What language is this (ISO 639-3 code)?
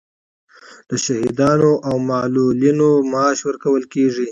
pus